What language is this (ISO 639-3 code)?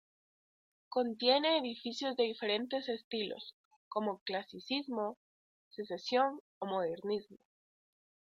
spa